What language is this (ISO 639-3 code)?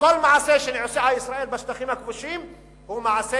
heb